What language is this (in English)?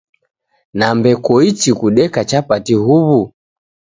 Taita